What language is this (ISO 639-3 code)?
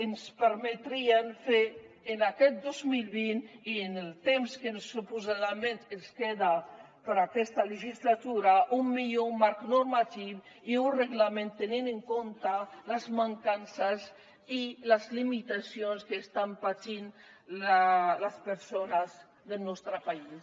cat